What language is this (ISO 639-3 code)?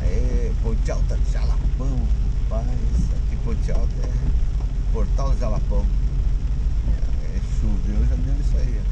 por